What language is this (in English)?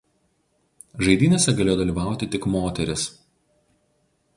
Lithuanian